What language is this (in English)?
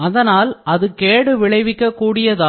Tamil